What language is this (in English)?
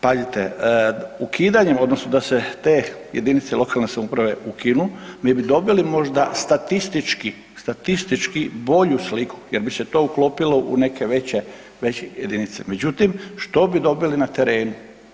Croatian